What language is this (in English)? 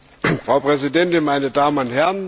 German